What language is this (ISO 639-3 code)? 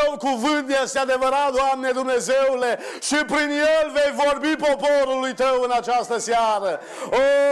ron